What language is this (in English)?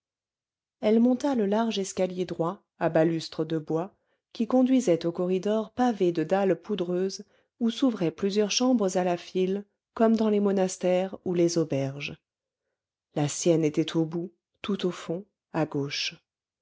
French